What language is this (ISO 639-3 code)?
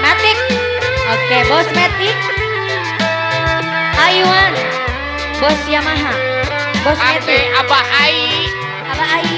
tha